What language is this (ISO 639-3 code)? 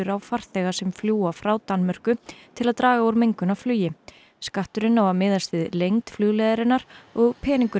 isl